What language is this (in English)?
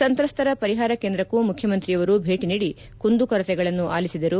Kannada